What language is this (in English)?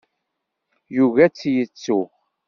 Kabyle